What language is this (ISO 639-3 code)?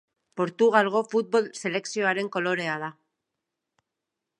eus